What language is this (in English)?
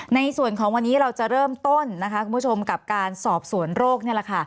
Thai